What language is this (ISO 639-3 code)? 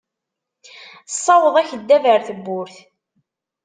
kab